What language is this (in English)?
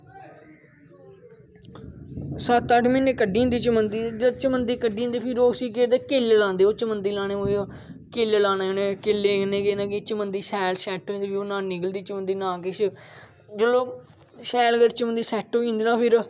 Dogri